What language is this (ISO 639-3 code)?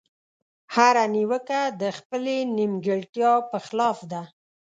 pus